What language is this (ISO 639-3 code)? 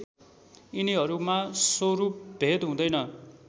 nep